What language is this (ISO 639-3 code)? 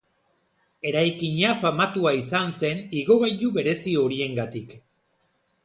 eus